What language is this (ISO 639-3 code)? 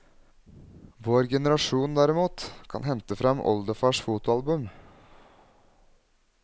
nor